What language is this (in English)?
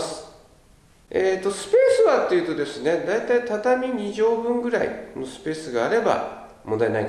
Japanese